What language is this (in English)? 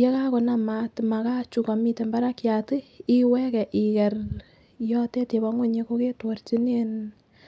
Kalenjin